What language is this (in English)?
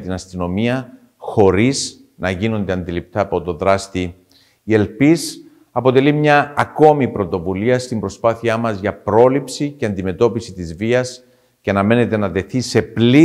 Greek